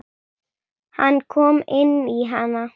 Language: Icelandic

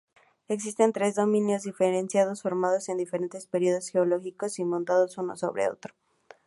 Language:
Spanish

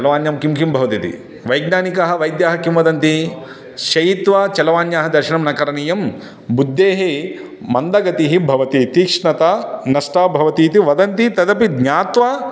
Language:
Sanskrit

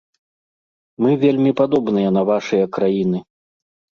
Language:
Belarusian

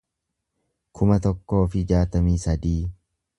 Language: Oromo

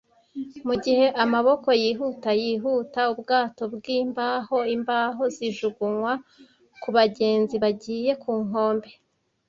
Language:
Kinyarwanda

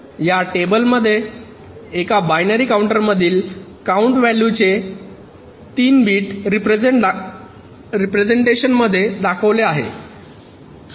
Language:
Marathi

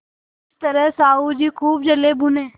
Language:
Hindi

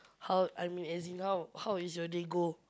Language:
English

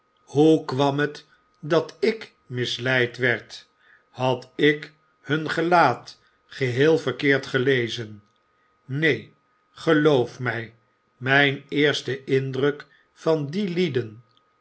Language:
Dutch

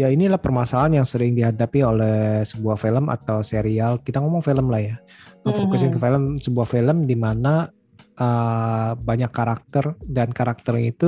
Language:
Indonesian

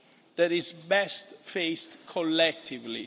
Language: English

